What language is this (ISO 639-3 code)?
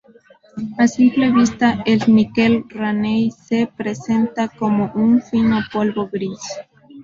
spa